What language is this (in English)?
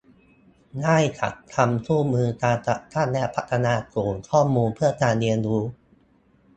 Thai